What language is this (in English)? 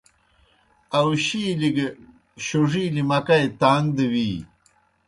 Kohistani Shina